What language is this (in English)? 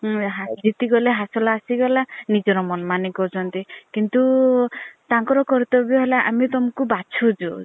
Odia